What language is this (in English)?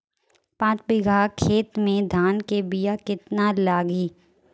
Bhojpuri